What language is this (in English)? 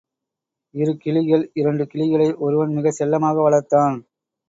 Tamil